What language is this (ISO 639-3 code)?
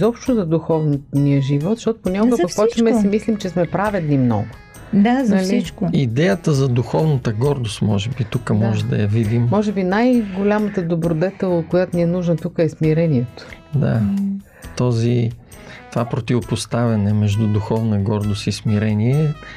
bul